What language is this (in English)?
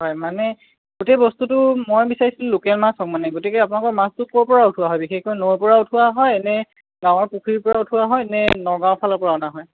Assamese